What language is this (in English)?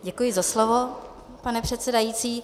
Czech